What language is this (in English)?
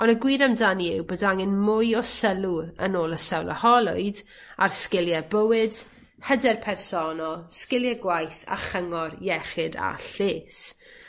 Welsh